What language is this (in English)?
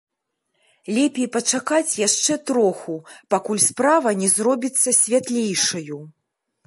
Belarusian